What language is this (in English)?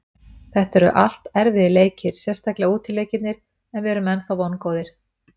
Icelandic